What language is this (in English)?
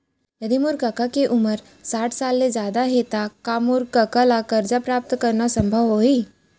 Chhattisgarhi